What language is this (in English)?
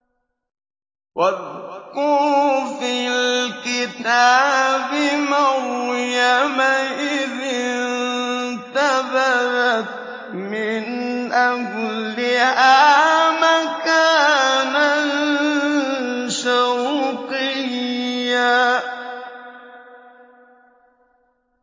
Arabic